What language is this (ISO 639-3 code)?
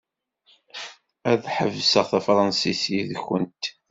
kab